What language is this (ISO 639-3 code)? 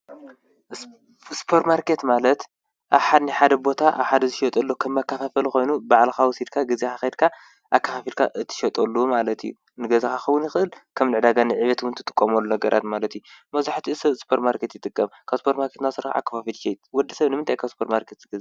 tir